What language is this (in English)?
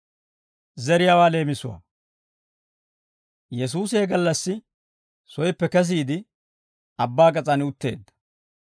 Dawro